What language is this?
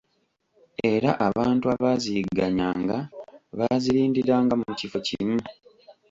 Ganda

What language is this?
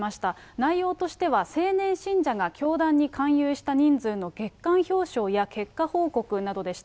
Japanese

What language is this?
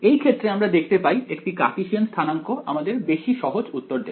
Bangla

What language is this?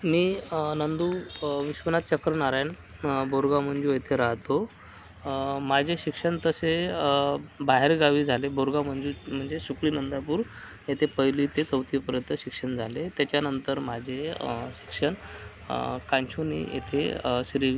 Marathi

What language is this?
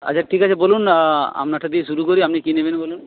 Bangla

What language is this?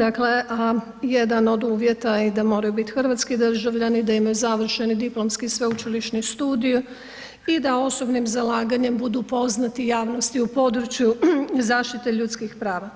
Croatian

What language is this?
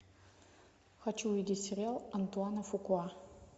Russian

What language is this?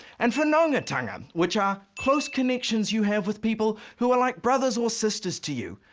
English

